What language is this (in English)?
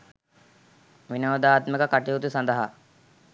Sinhala